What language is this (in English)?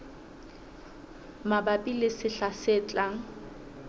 Southern Sotho